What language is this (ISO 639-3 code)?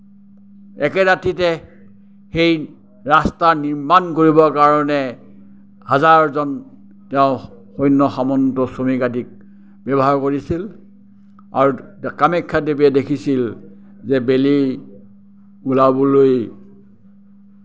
asm